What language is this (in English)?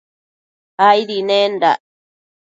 Matsés